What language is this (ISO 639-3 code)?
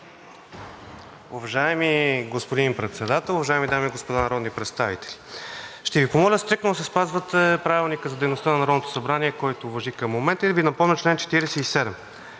bul